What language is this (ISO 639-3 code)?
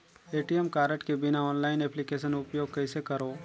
hne